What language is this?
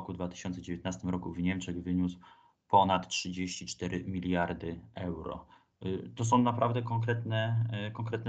Polish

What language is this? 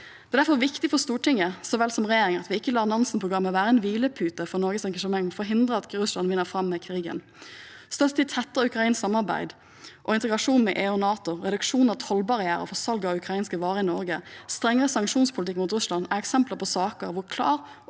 Norwegian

